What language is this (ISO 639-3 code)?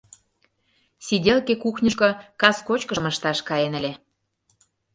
chm